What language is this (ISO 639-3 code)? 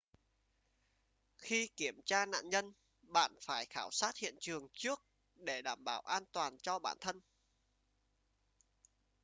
vie